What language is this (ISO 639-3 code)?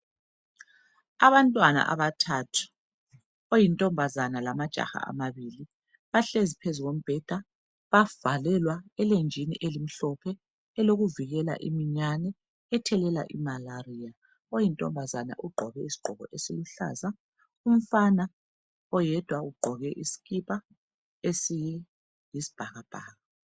nde